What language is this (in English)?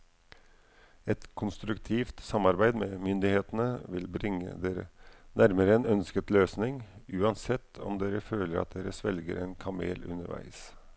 Norwegian